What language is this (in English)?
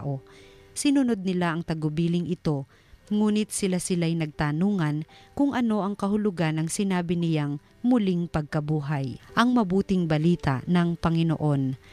Filipino